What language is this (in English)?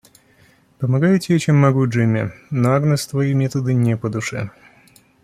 Russian